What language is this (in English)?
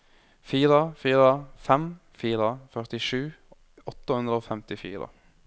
Norwegian